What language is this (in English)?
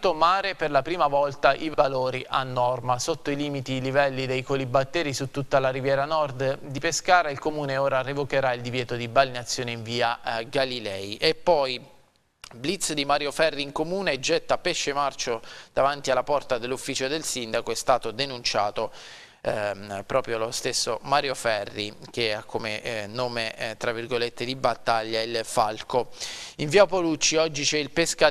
Italian